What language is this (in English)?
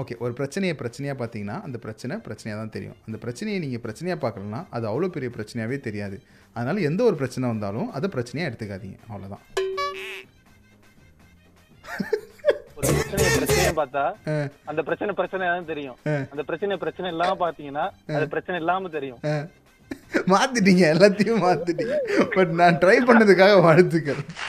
Tamil